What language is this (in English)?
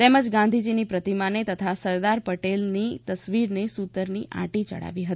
Gujarati